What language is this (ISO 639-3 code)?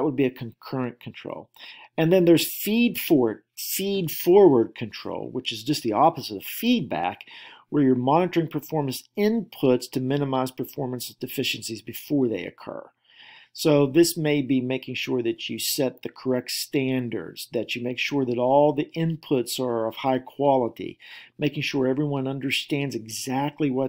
eng